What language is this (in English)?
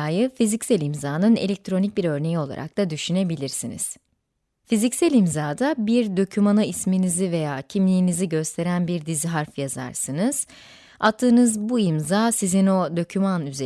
Turkish